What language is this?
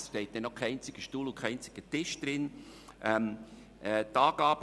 Swiss German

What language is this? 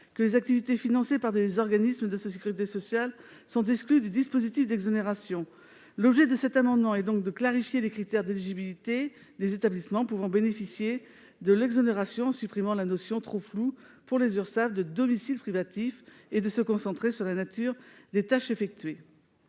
French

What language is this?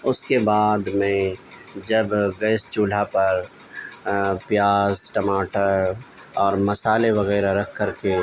Urdu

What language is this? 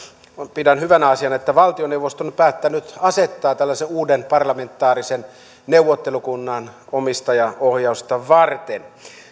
Finnish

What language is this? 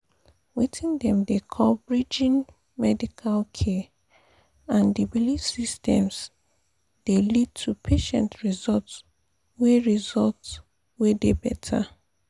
Nigerian Pidgin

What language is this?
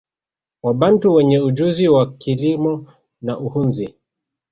Swahili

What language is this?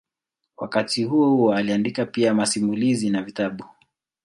Swahili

